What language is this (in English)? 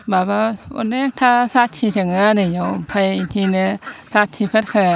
Bodo